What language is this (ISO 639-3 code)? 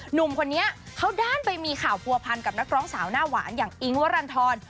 tha